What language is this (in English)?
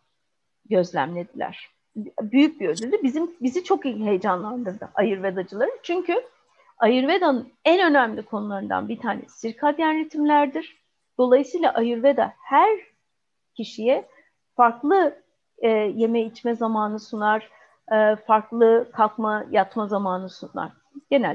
Turkish